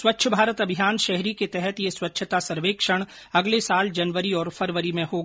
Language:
Hindi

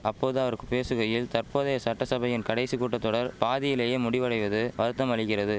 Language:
Tamil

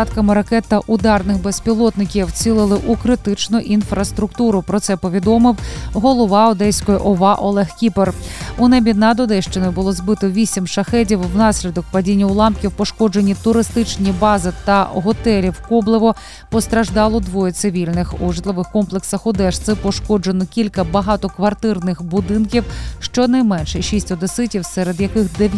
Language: Ukrainian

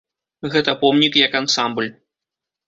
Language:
Belarusian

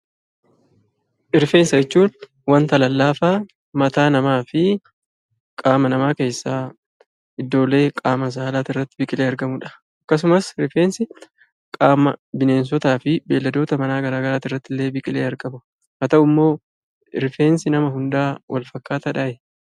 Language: Oromo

